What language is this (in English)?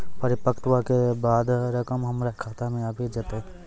Maithili